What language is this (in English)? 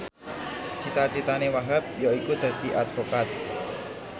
Javanese